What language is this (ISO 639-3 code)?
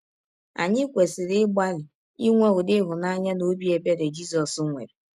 ibo